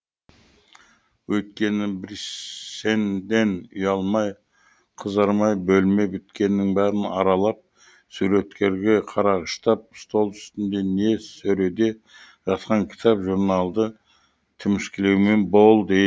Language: Kazakh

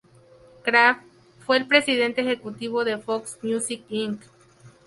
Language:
Spanish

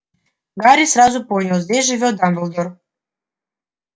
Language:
Russian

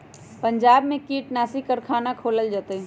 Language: Magahi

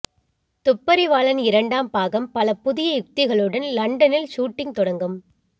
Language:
Tamil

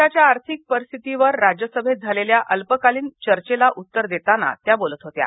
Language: Marathi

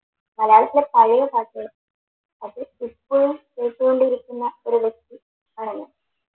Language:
Malayalam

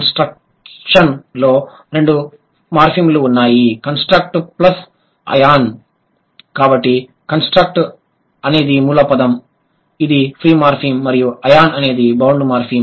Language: Telugu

